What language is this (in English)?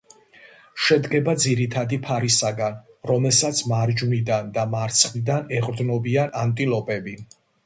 Georgian